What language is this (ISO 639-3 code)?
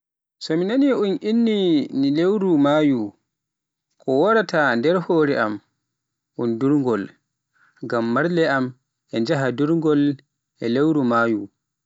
fuf